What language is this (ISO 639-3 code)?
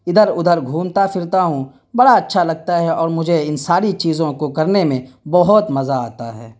urd